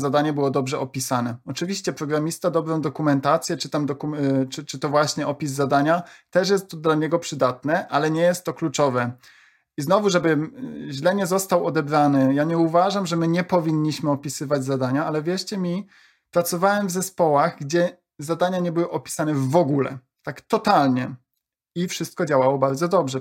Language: Polish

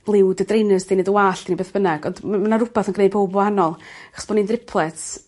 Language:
Welsh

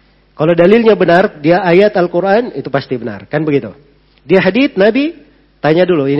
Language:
Indonesian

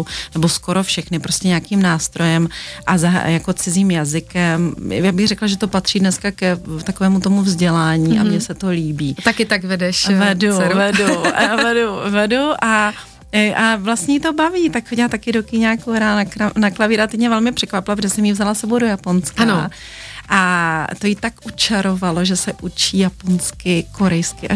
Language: Czech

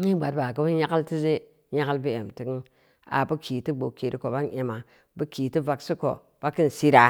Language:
Samba Leko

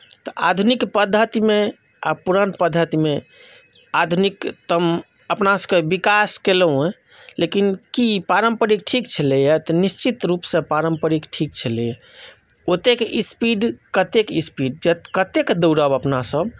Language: Maithili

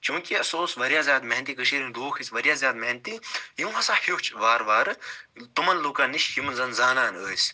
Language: Kashmiri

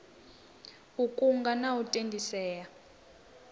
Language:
Venda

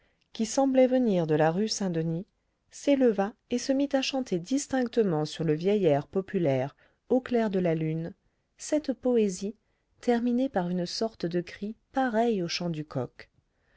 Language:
French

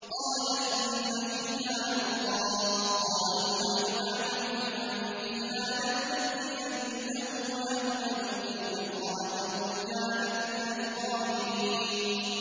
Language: Arabic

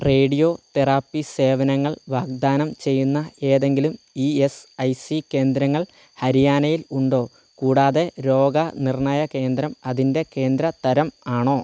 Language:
Malayalam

